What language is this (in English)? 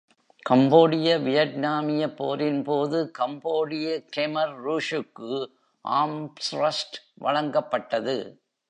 Tamil